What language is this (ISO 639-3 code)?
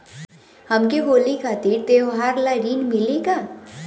bho